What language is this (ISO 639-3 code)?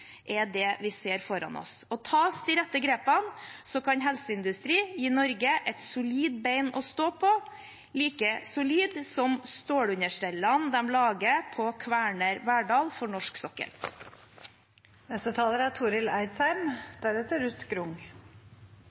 nor